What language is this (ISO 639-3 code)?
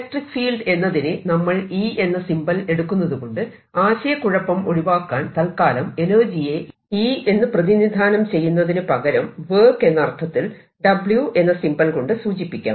mal